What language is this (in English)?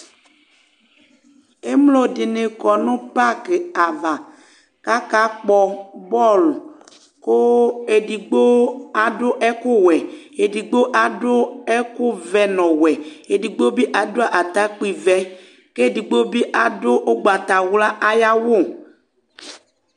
Ikposo